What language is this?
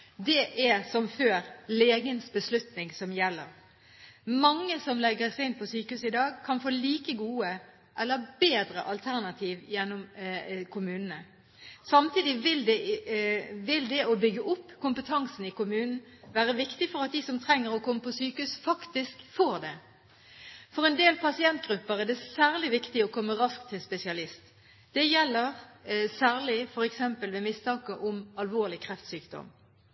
Norwegian Bokmål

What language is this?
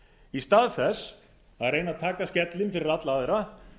Icelandic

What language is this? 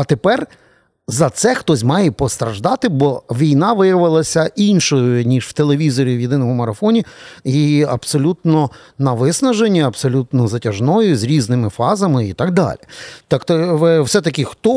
Ukrainian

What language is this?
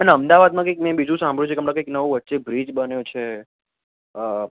Gujarati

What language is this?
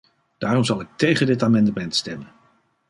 Dutch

